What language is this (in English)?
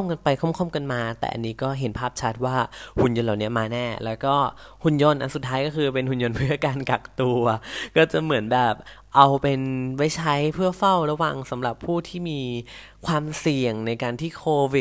Thai